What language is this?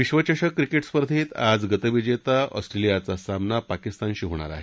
Marathi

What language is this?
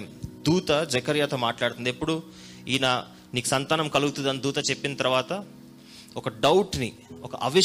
Telugu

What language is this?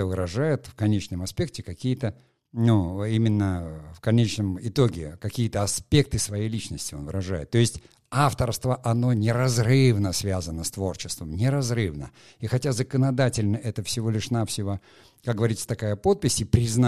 Russian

